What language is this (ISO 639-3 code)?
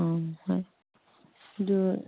mni